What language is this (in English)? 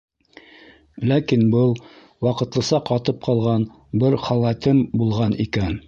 Bashkir